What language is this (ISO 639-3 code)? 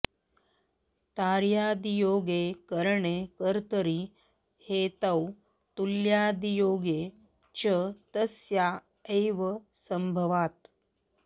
san